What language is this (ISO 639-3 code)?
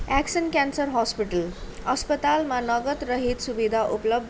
nep